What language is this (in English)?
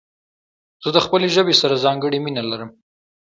Pashto